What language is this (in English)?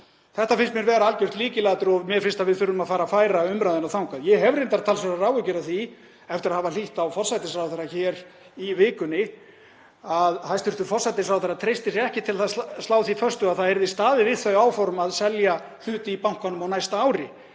Icelandic